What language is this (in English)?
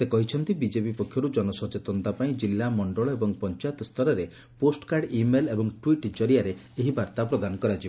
Odia